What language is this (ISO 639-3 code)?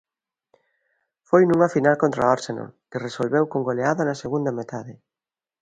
glg